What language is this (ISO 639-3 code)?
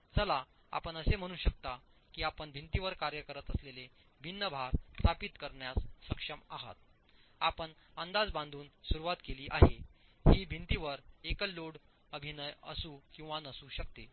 mar